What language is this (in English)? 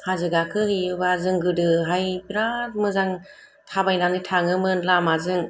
Bodo